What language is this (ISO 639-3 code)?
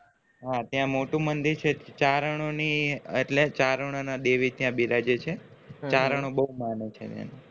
guj